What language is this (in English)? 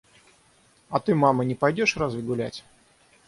Russian